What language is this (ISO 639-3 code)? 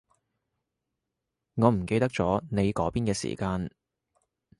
yue